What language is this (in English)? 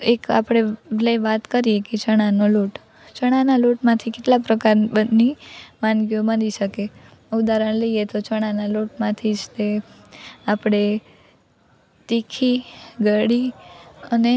Gujarati